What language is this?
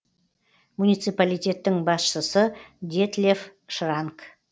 Kazakh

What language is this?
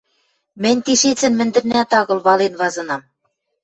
Western Mari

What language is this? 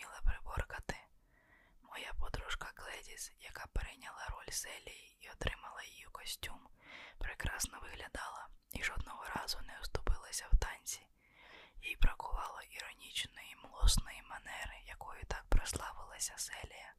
Ukrainian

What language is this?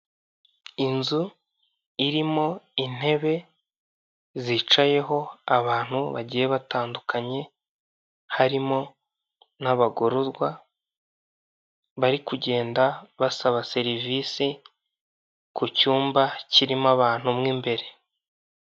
Kinyarwanda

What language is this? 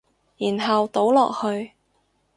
Cantonese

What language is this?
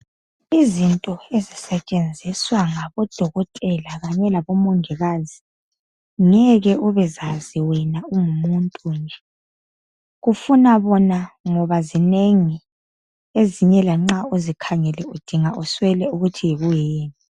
North Ndebele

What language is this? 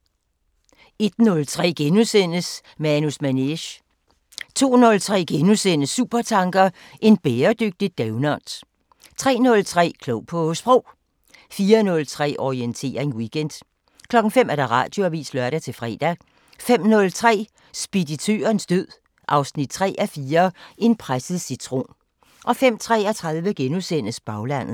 Danish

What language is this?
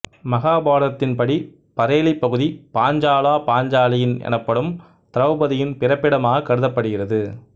Tamil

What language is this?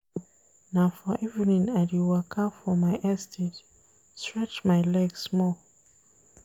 Nigerian Pidgin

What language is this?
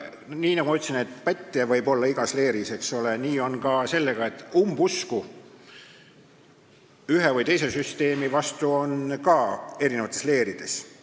Estonian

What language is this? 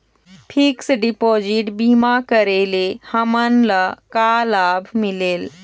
Chhattisgarhi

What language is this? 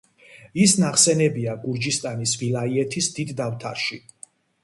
Georgian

